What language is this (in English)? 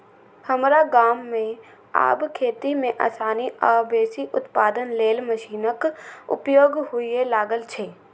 Maithili